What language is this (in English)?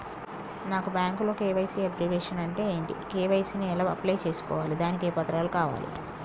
Telugu